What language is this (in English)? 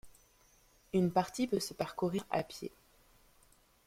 French